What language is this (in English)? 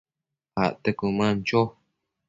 Matsés